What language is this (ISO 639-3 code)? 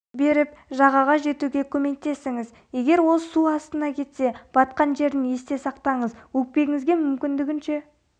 kaz